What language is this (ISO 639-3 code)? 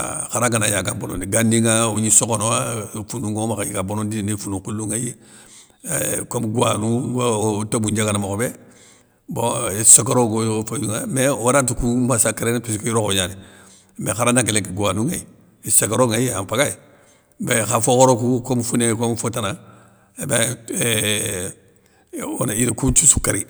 snk